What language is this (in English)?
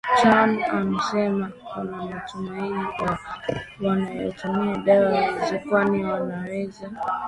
Swahili